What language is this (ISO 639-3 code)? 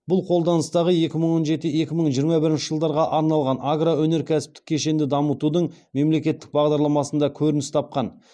kaz